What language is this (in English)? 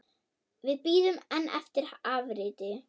Icelandic